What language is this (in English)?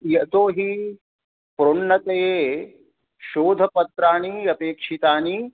Sanskrit